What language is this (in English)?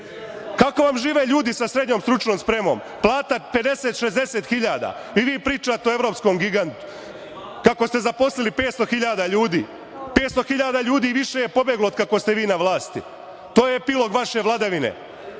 Serbian